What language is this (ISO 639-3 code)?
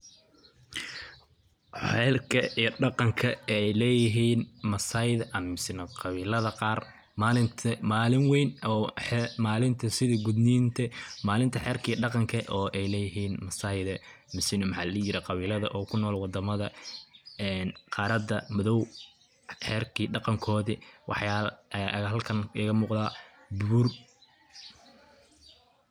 som